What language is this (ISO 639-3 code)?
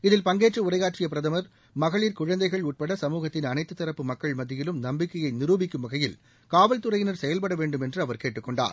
tam